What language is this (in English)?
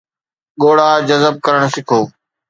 Sindhi